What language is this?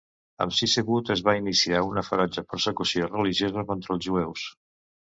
Catalan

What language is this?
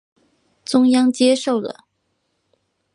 Chinese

